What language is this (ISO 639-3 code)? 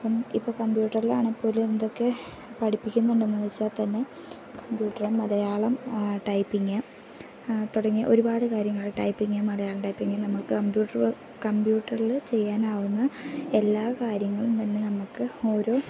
mal